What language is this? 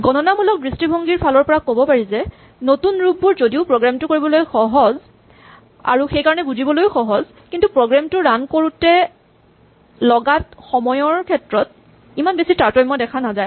Assamese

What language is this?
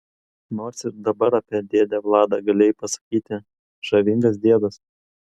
Lithuanian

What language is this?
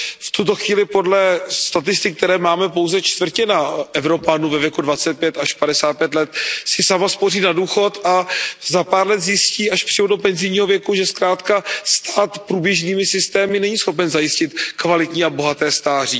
Czech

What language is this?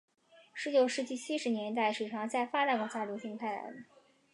Chinese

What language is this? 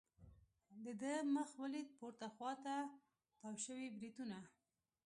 Pashto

